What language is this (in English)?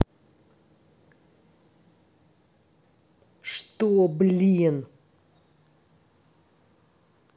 Russian